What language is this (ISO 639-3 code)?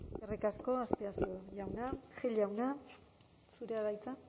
eus